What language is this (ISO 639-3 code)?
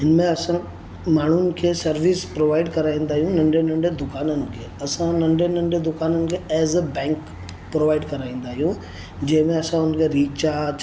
snd